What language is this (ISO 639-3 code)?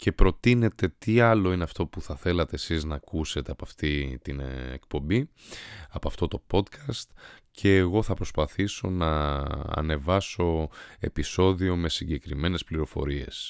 ell